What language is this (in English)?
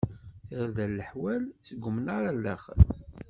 Kabyle